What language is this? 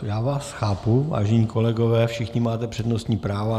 Czech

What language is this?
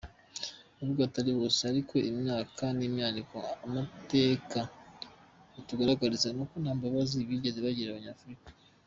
Kinyarwanda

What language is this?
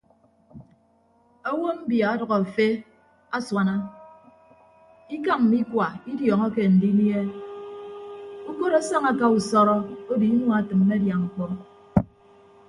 Ibibio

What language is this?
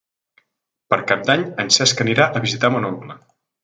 Catalan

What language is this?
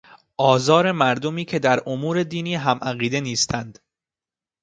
Persian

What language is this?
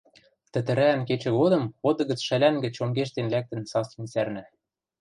Western Mari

